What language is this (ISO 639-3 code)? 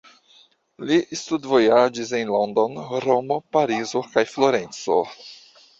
epo